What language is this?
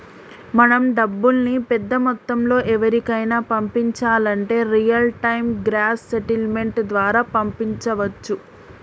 Telugu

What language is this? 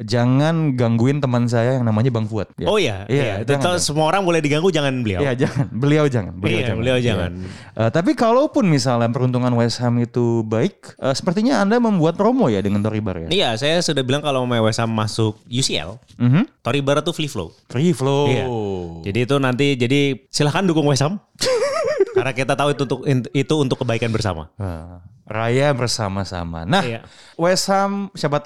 Indonesian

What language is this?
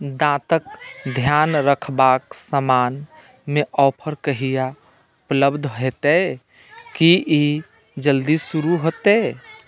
Maithili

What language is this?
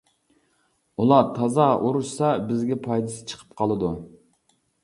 Uyghur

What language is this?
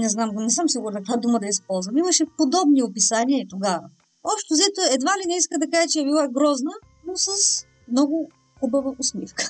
Bulgarian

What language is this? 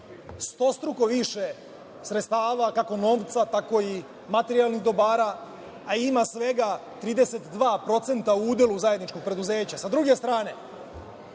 Serbian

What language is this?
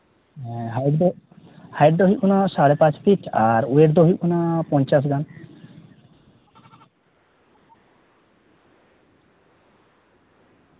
Santali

